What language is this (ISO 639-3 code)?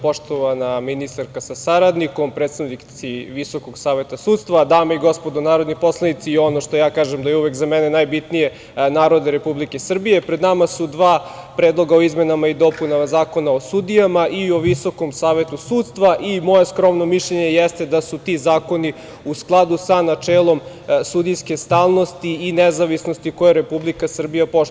srp